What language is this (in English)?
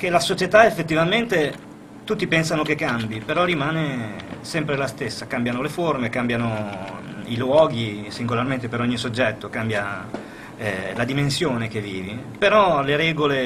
Italian